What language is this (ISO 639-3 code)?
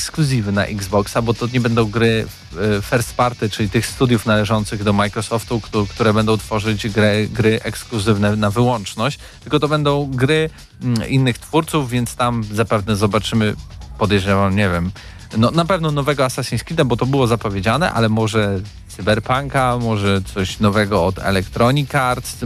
pol